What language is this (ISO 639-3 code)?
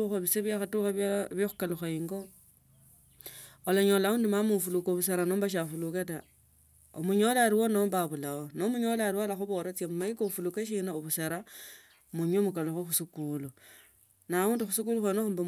lto